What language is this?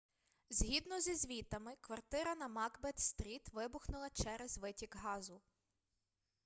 Ukrainian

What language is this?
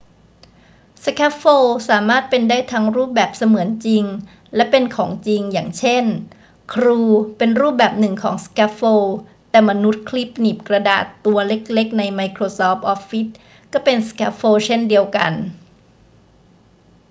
Thai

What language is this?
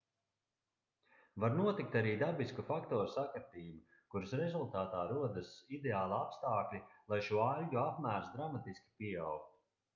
Latvian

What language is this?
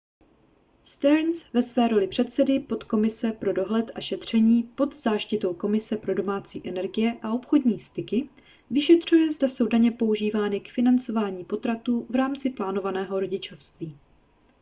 Czech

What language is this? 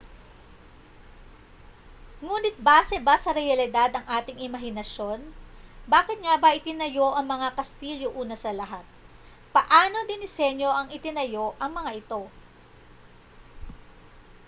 Filipino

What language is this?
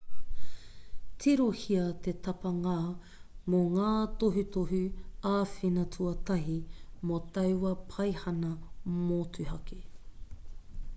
Māori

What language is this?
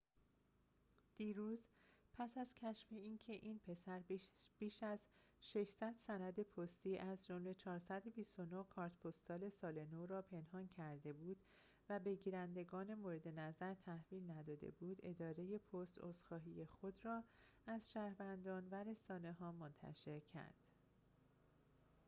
Persian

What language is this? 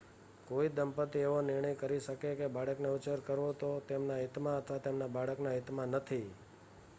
Gujarati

